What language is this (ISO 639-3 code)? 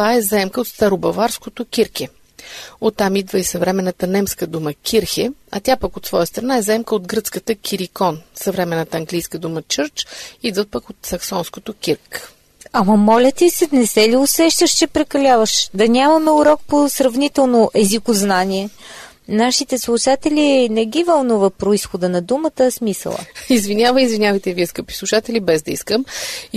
bul